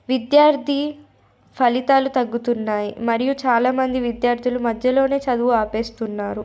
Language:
Telugu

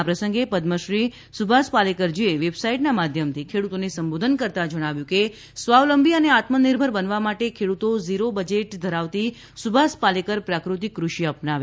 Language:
Gujarati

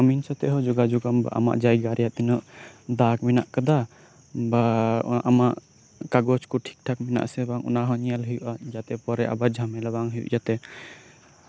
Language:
Santali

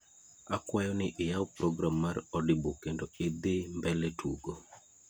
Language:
Luo (Kenya and Tanzania)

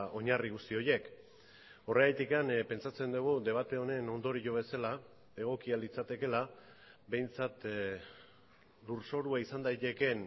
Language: Basque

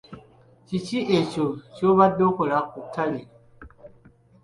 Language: Ganda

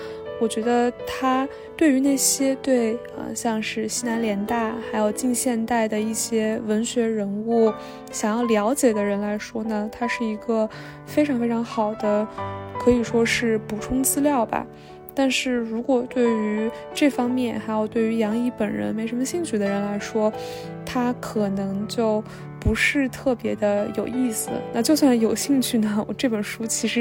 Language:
Chinese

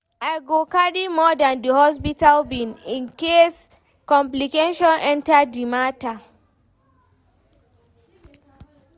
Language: Nigerian Pidgin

